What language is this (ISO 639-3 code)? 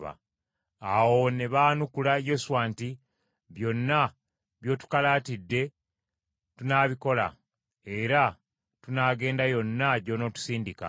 lug